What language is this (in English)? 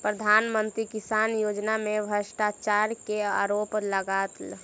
Maithili